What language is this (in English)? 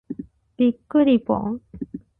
Japanese